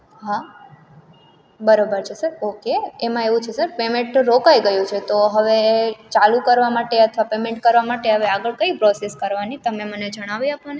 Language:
Gujarati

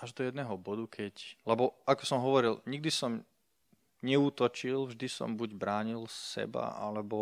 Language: Slovak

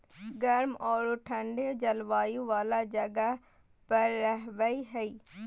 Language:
Magahi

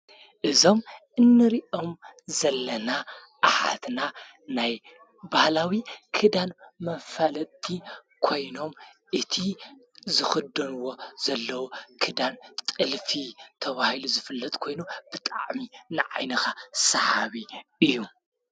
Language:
Tigrinya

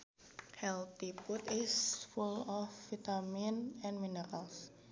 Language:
Sundanese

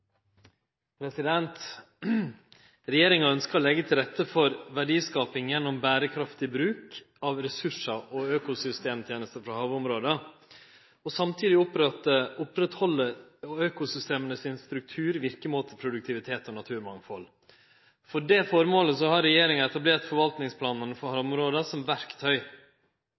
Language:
Norwegian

